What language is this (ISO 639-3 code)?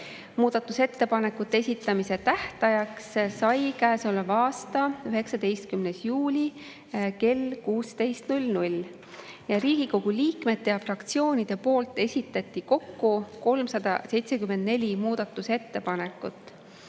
est